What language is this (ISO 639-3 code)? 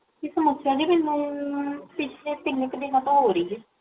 pan